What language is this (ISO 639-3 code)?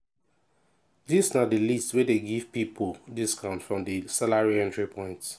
pcm